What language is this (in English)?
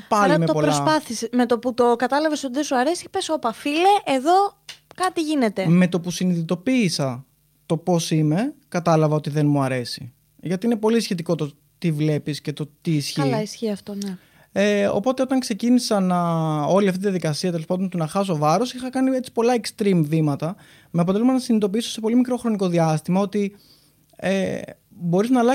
Greek